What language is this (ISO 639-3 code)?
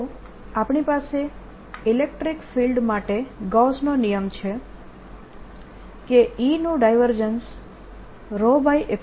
guj